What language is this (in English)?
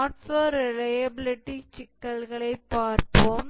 Tamil